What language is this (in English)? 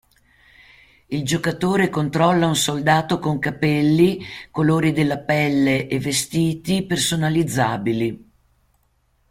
Italian